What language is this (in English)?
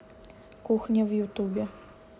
Russian